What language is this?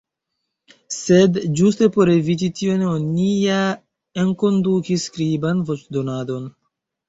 Esperanto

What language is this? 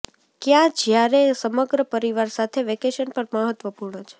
Gujarati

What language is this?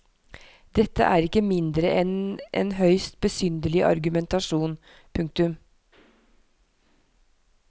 Norwegian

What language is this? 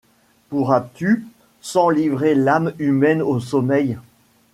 French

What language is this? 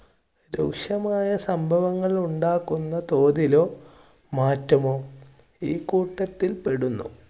Malayalam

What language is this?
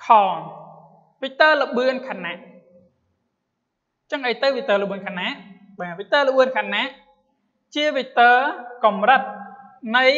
Thai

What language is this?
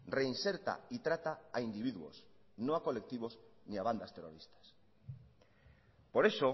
Spanish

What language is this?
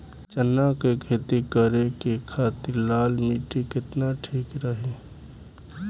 Bhojpuri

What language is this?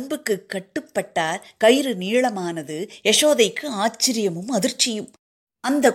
Tamil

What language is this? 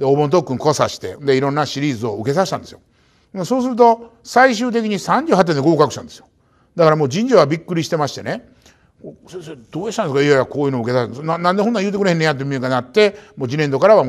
Japanese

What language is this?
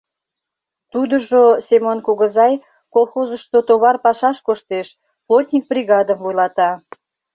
Mari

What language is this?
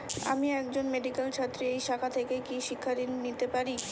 Bangla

